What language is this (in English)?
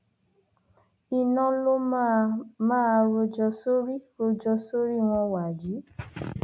Yoruba